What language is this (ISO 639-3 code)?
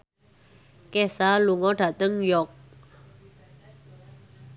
jav